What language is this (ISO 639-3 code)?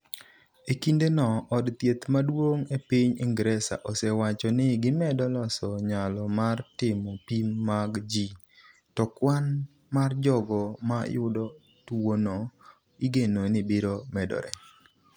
luo